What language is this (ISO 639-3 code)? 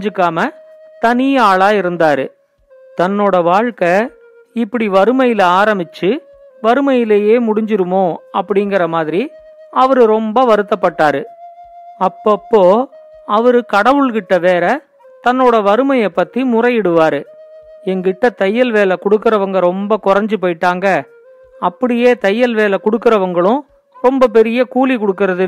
tam